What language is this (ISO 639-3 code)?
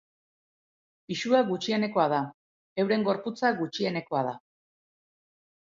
eus